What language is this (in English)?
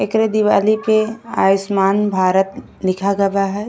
Bhojpuri